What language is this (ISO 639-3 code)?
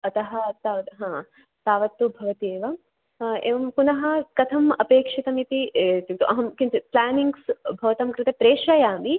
san